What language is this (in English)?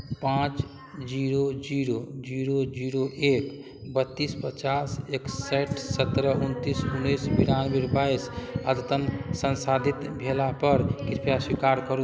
Maithili